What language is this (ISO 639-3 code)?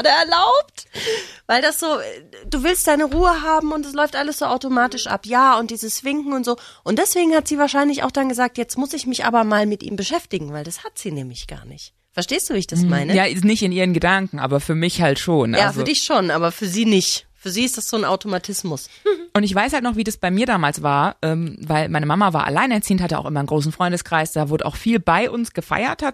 deu